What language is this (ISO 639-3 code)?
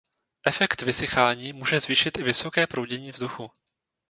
ces